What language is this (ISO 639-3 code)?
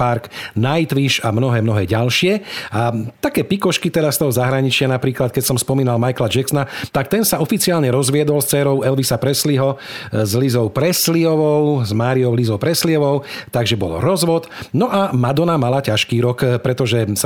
slk